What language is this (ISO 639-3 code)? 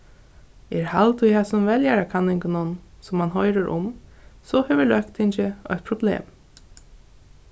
fao